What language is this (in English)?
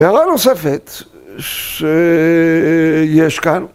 Hebrew